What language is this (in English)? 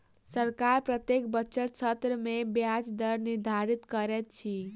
Maithili